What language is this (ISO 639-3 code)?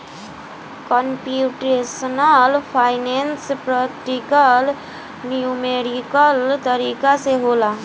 bho